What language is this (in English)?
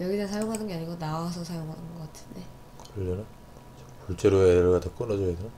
Korean